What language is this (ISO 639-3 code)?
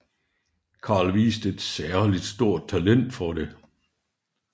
dan